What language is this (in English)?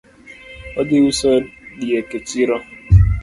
Luo (Kenya and Tanzania)